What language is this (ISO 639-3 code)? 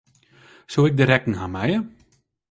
fry